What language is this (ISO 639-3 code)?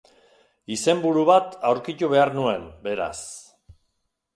eus